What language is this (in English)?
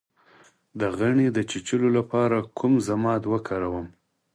Pashto